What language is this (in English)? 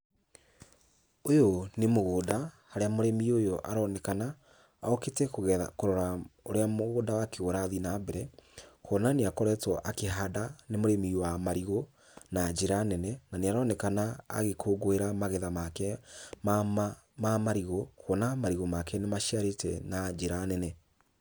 Kikuyu